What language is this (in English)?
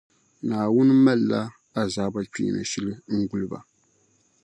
Dagbani